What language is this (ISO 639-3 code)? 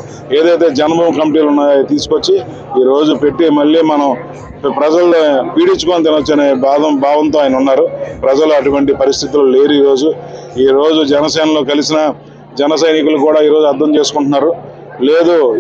tel